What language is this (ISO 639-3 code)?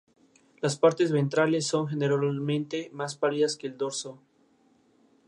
spa